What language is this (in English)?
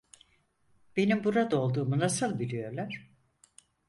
Turkish